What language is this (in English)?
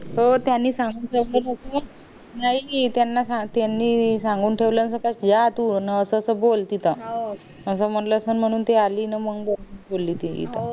Marathi